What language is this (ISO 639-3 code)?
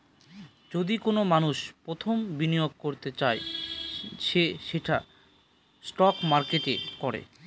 ben